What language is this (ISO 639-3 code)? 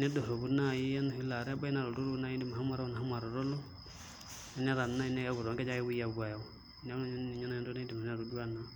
mas